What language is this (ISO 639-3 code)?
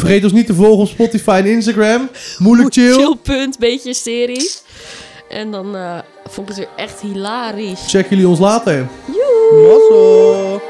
nld